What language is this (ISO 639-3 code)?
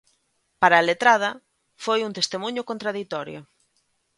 glg